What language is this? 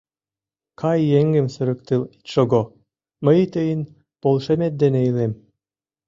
Mari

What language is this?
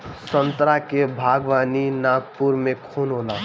Bhojpuri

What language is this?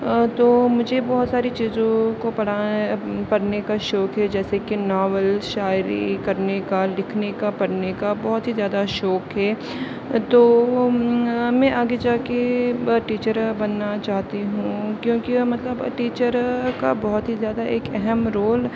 Urdu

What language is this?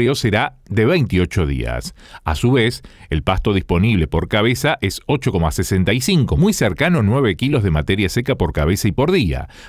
Spanish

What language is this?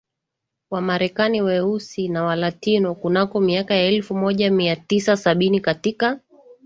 Swahili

